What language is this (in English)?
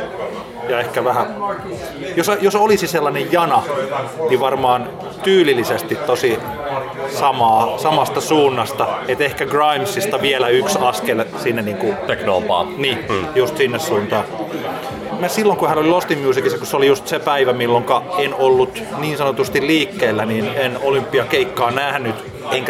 Finnish